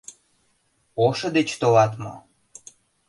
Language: Mari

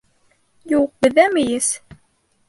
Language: Bashkir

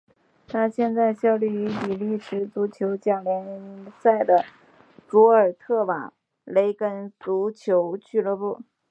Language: Chinese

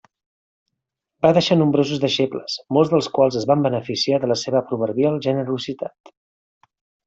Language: Catalan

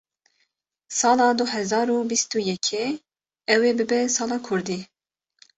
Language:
Kurdish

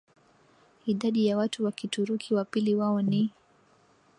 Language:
Swahili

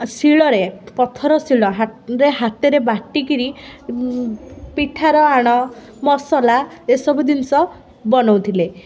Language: Odia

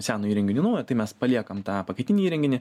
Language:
Lithuanian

